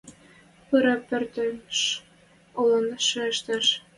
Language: Western Mari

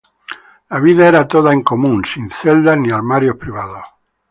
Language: Spanish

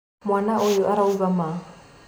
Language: Kikuyu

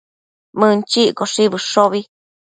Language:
Matsés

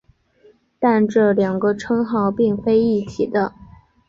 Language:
Chinese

